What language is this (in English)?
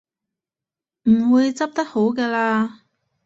Cantonese